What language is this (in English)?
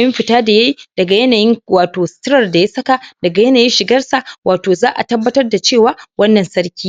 Hausa